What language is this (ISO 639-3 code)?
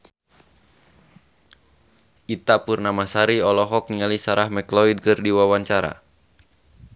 sun